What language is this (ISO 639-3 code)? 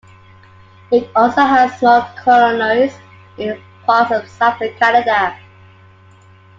eng